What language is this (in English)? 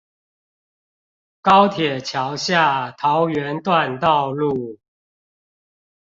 Chinese